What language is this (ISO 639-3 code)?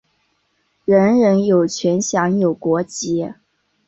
zho